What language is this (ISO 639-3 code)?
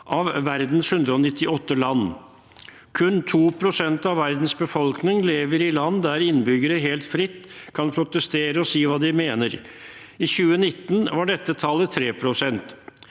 nor